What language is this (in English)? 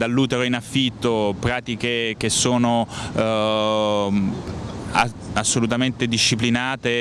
Italian